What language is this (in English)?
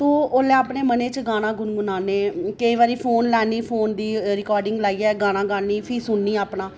Dogri